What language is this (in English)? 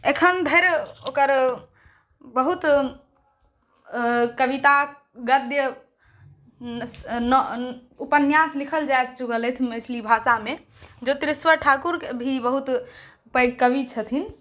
Maithili